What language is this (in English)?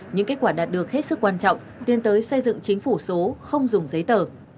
Vietnamese